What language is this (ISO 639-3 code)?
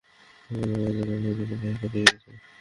ben